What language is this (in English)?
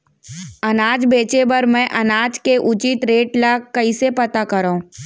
Chhattisgarhi